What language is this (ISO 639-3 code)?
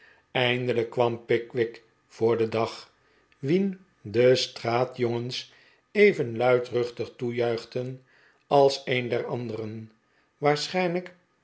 nld